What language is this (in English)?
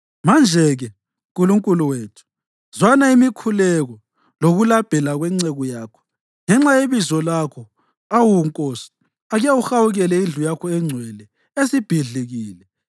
North Ndebele